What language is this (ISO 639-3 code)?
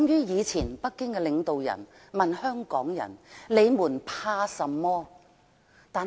yue